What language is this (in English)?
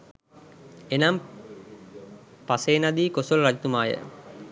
Sinhala